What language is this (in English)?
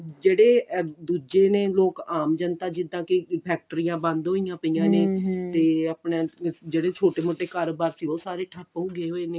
Punjabi